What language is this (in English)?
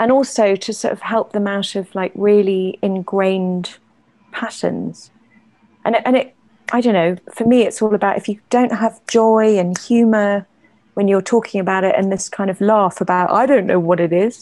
English